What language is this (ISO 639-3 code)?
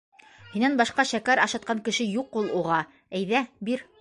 bak